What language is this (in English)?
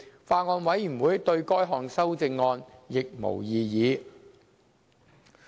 Cantonese